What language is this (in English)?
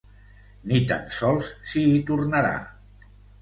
Catalan